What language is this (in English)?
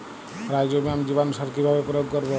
Bangla